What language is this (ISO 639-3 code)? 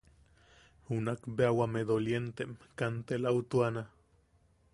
yaq